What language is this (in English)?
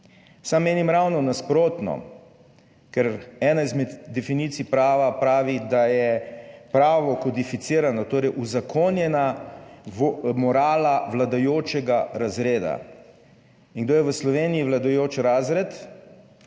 Slovenian